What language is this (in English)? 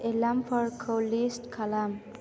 Bodo